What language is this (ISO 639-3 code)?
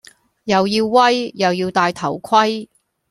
yue